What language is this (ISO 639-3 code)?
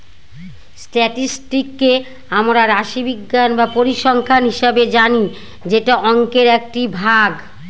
ben